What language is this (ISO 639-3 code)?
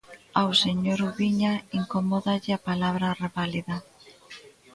glg